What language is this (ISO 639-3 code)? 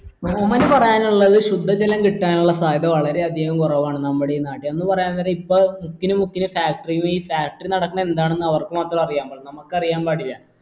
mal